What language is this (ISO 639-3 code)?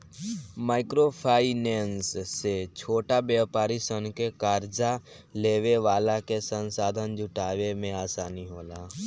bho